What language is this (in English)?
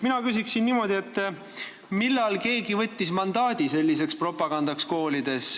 Estonian